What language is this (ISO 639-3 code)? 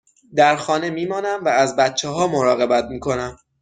fas